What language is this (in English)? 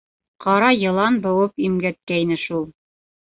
Bashkir